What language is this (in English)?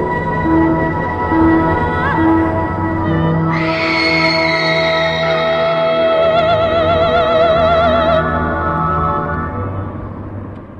Persian